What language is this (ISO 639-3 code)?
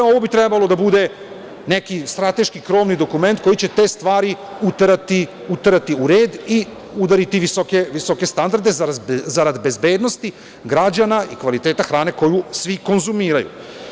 srp